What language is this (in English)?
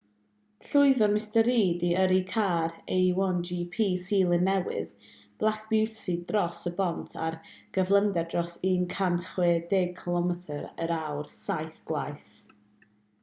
Welsh